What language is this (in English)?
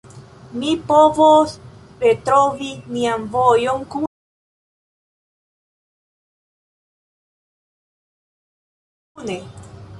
Esperanto